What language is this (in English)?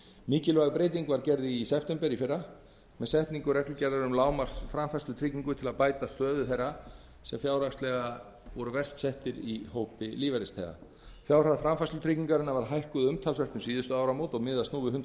Icelandic